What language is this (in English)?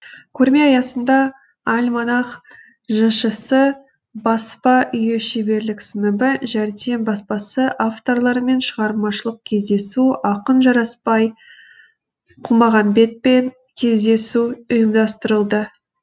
Kazakh